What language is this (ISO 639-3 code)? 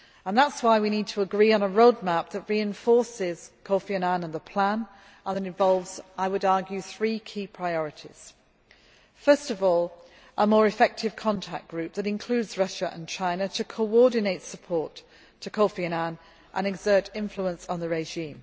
eng